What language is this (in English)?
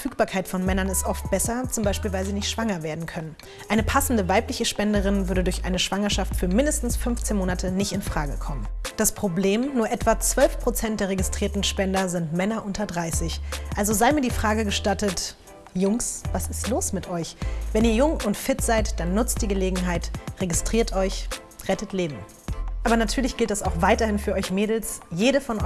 German